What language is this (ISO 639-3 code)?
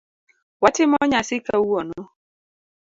luo